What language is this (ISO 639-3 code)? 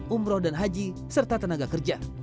ind